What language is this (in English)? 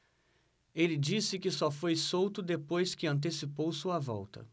Portuguese